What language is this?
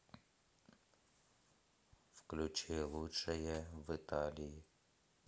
Russian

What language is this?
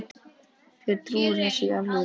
Icelandic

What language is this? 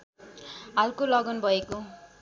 Nepali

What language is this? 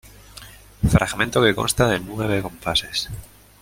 Spanish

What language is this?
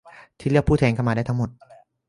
Thai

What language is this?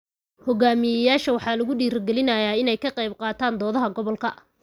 Somali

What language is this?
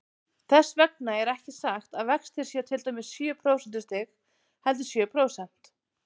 Icelandic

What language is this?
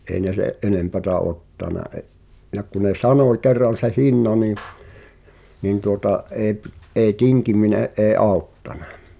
Finnish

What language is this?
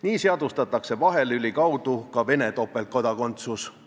Estonian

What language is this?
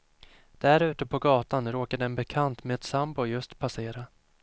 Swedish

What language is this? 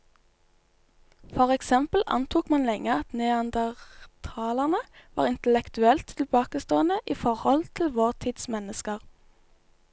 Norwegian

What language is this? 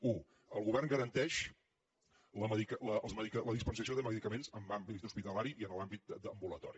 Catalan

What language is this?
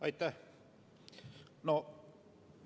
Estonian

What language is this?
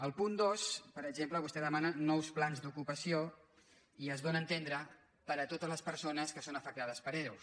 Catalan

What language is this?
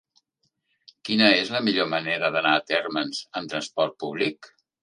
Catalan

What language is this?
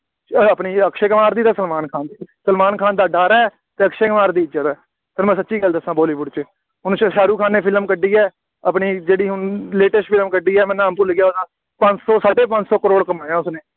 Punjabi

